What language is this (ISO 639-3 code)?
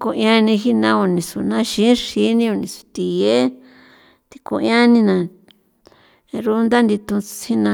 pow